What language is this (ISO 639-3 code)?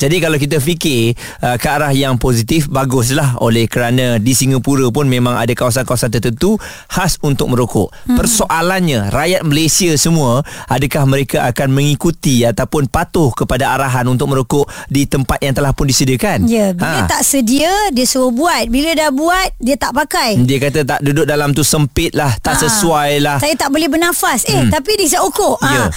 msa